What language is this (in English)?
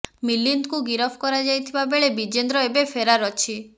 Odia